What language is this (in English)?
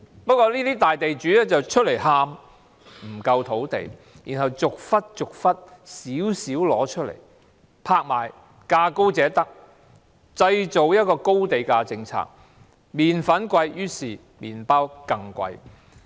Cantonese